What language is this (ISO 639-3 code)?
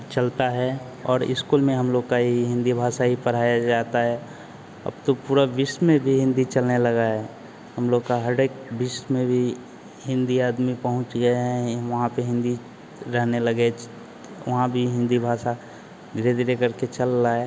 hin